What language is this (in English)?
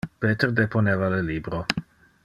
Interlingua